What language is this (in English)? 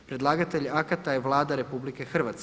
Croatian